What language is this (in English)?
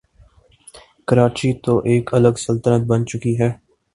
Urdu